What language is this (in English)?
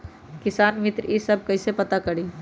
Magahi